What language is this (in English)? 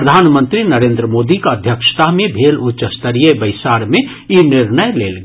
Maithili